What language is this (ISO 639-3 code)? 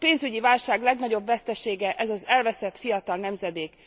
hun